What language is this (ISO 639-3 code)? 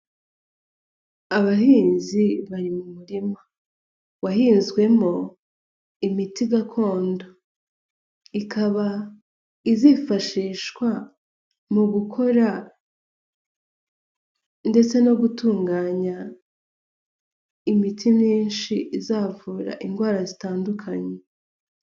kin